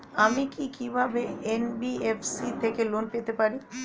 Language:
Bangla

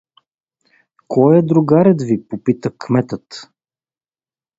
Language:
Bulgarian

